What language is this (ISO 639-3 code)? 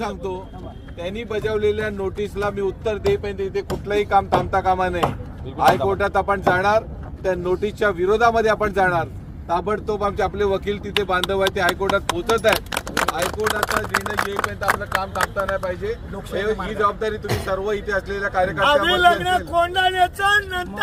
mar